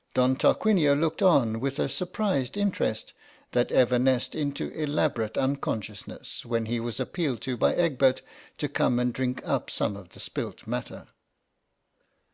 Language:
English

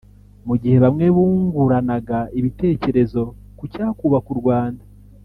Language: Kinyarwanda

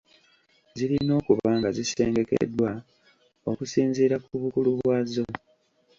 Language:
Ganda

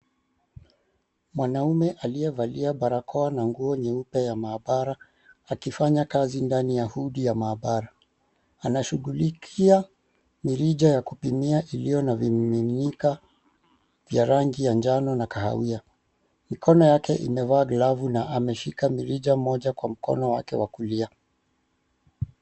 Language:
Swahili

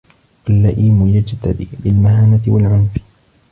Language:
Arabic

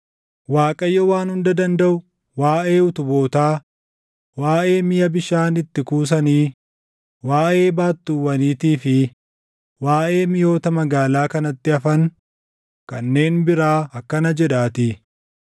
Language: Oromo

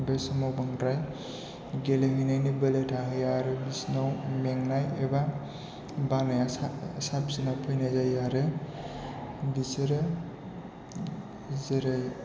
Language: Bodo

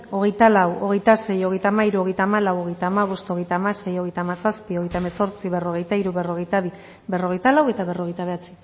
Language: Basque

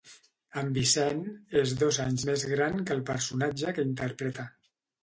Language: Catalan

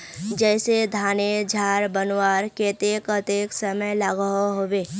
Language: Magahi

